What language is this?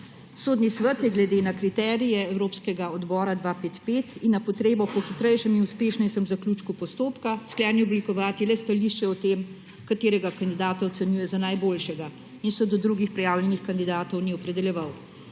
Slovenian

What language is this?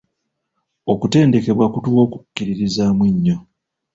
Ganda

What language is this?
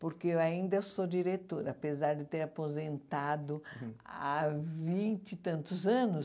Portuguese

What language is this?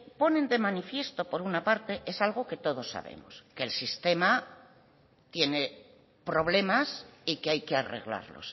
Spanish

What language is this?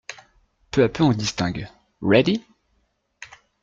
French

